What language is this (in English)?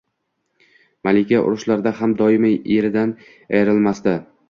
Uzbek